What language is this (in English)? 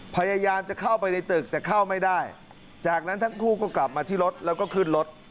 Thai